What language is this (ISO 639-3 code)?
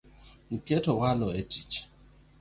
luo